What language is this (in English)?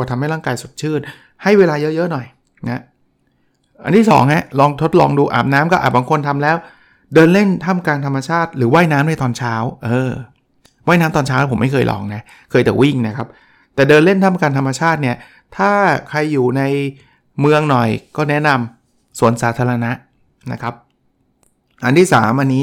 Thai